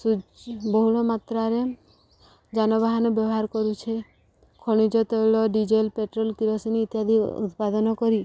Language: Odia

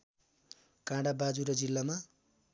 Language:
Nepali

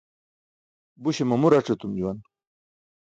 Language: Burushaski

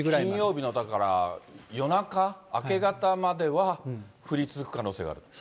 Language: Japanese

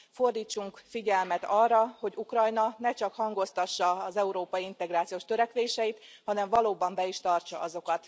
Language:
Hungarian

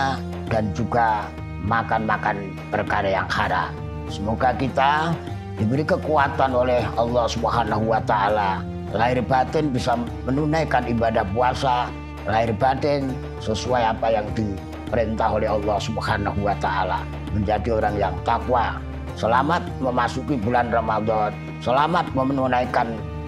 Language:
Indonesian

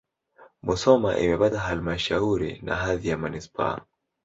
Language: Swahili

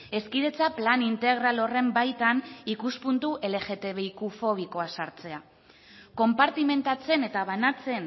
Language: Basque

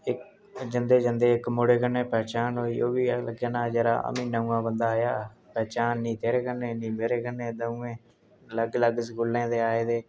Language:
Dogri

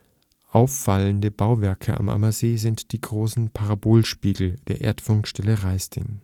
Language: German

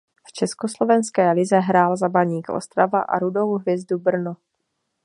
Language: Czech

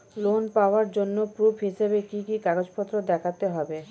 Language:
Bangla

